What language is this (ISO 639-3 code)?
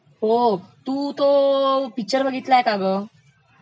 mar